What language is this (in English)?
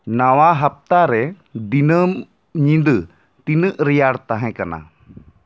Santali